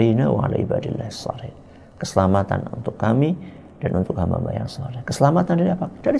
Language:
Indonesian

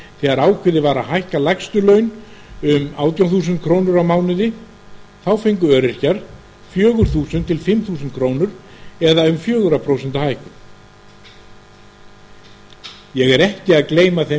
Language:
Icelandic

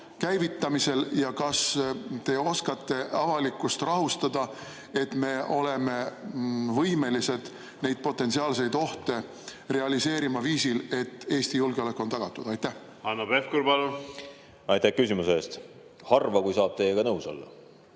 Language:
Estonian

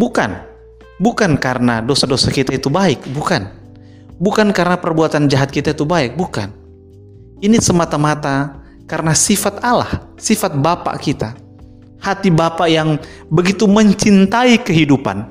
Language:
Indonesian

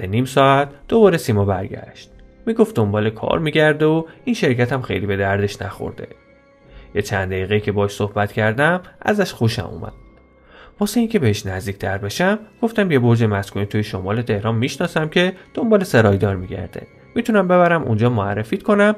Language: Persian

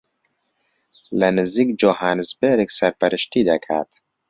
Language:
Central Kurdish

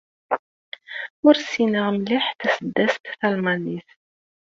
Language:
Kabyle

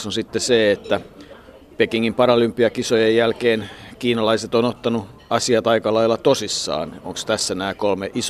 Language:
Finnish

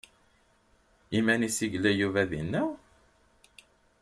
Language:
Kabyle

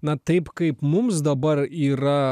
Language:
Lithuanian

